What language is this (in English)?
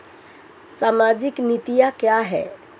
Hindi